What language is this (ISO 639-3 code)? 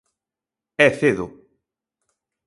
glg